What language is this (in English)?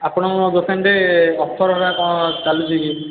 Odia